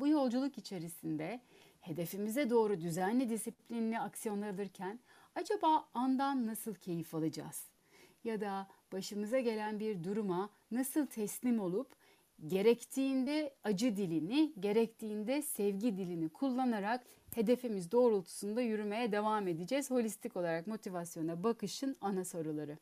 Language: Turkish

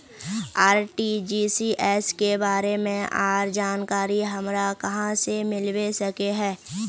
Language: Magahi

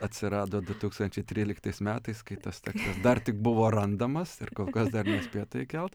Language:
Lithuanian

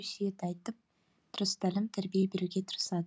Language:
Kazakh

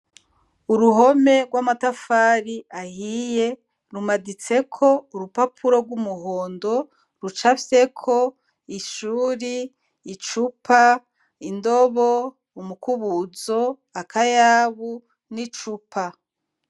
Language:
Rundi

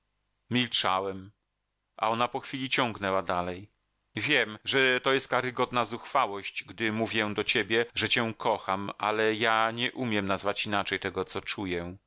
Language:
Polish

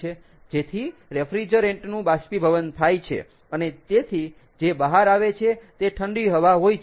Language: Gujarati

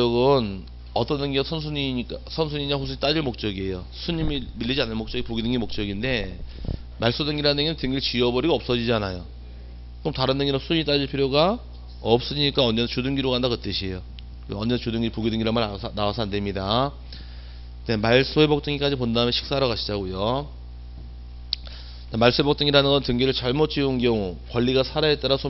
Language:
Korean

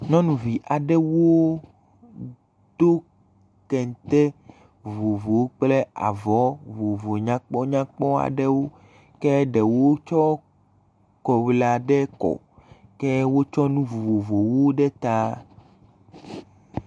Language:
Ewe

